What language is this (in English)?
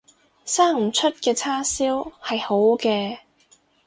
Cantonese